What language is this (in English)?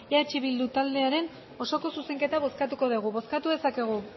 Basque